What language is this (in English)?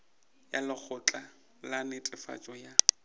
Northern Sotho